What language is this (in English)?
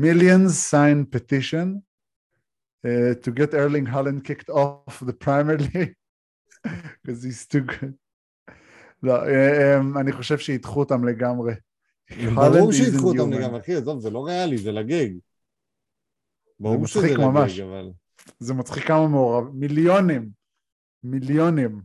Hebrew